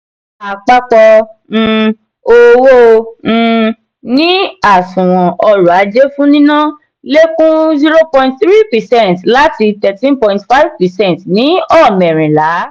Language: Yoruba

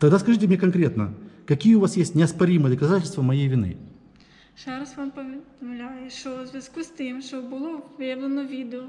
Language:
Russian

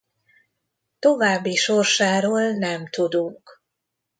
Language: Hungarian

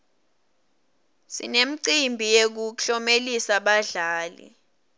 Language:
Swati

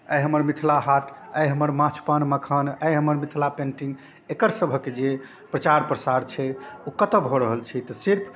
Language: Maithili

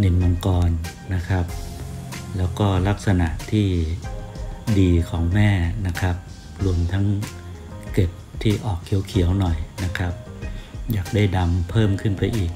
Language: Thai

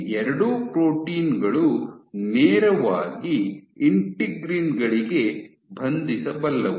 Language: Kannada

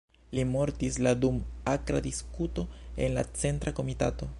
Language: Esperanto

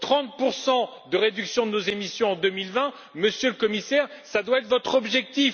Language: French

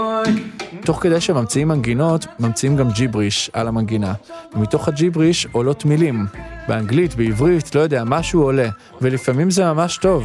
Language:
Hebrew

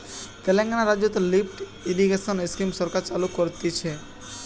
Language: Bangla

